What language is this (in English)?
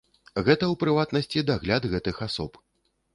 Belarusian